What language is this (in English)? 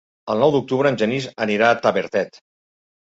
Catalan